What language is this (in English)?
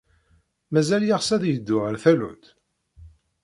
Kabyle